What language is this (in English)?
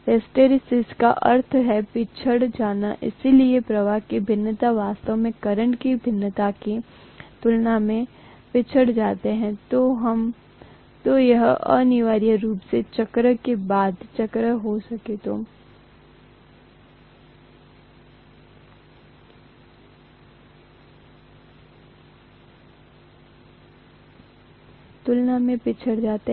Hindi